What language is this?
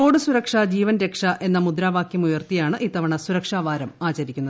Malayalam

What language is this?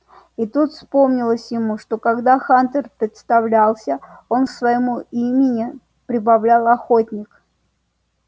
Russian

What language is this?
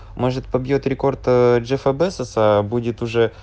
Russian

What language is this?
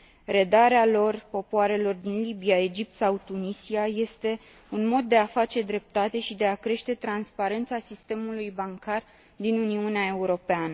Romanian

